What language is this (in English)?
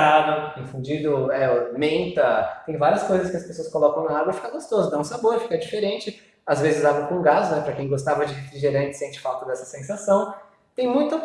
Portuguese